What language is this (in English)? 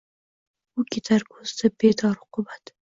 Uzbek